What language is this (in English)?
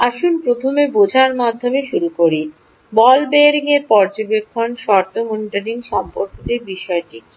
Bangla